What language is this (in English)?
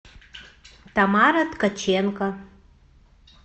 Russian